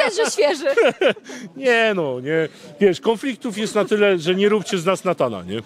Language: Polish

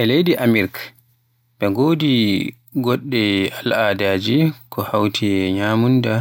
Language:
Western Niger Fulfulde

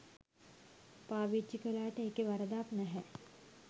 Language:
Sinhala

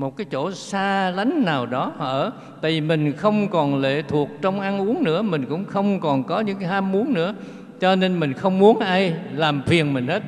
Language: Vietnamese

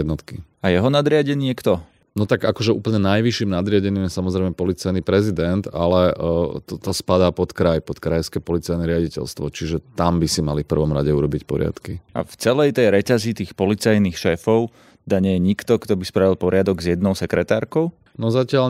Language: Slovak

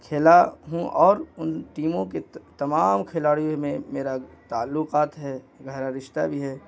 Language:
Urdu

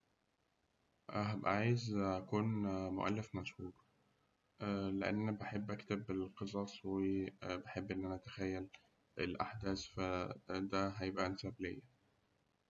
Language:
Egyptian Arabic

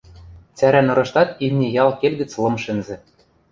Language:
Western Mari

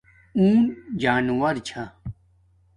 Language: Domaaki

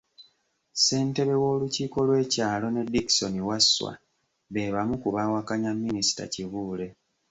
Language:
Ganda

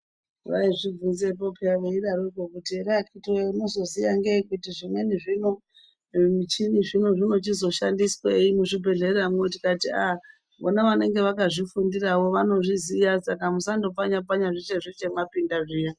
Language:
Ndau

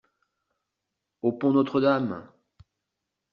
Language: French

